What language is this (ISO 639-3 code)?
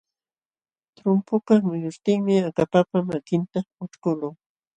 qxw